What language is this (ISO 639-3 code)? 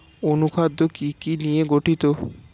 ben